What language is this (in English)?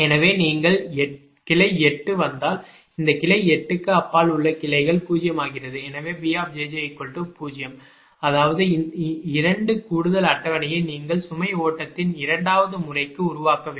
Tamil